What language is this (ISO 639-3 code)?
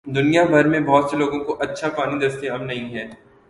urd